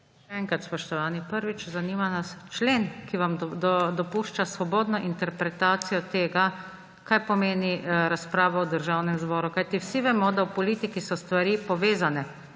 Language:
Slovenian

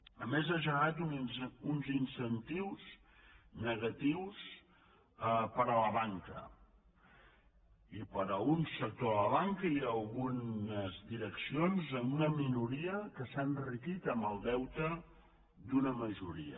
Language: Catalan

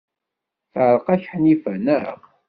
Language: Kabyle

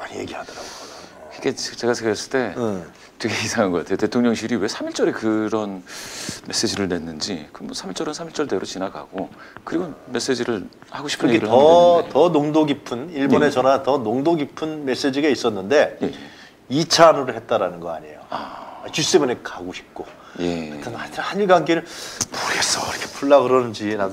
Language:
Korean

